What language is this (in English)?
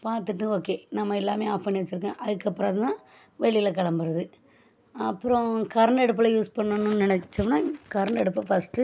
Tamil